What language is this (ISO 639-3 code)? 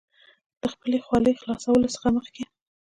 pus